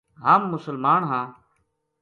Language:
Gujari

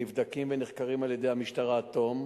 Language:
Hebrew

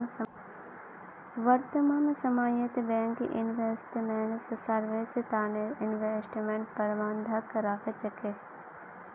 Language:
Magahi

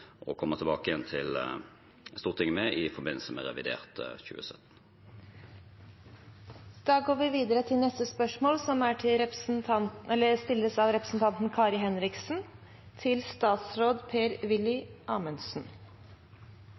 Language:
Norwegian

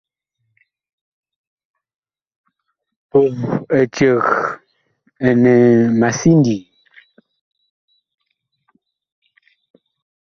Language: Bakoko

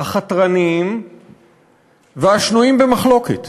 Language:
Hebrew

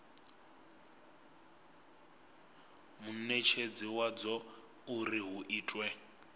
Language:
Venda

